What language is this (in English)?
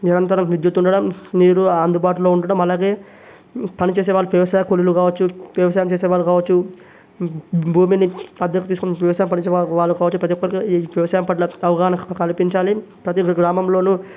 Telugu